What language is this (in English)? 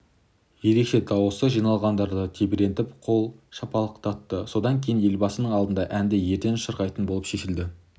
Kazakh